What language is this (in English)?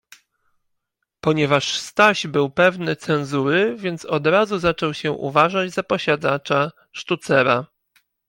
Polish